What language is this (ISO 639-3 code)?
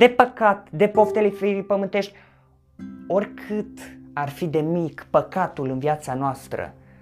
ron